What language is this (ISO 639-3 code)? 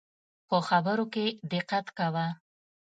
pus